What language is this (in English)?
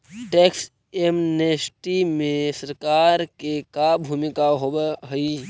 Magahi